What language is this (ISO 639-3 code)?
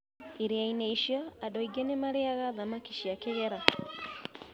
kik